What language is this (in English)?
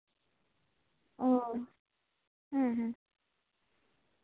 Santali